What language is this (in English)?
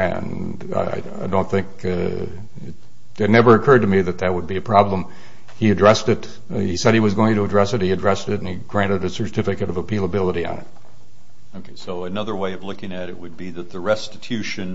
English